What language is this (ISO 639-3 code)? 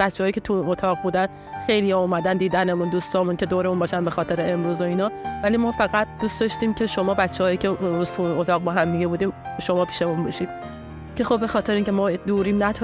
fas